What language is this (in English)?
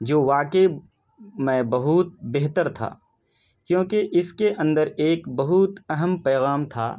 Urdu